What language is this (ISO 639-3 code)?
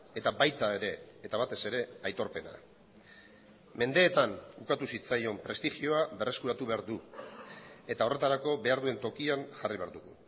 eus